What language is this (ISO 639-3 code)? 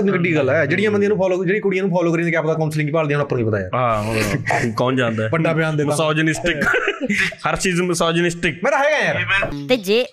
pan